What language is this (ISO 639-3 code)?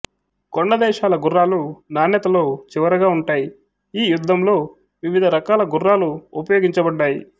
tel